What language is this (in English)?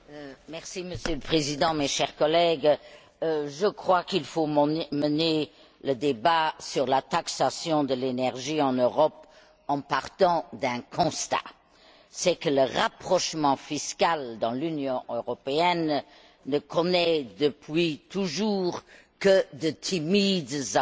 French